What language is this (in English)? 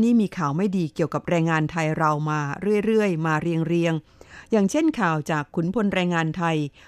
Thai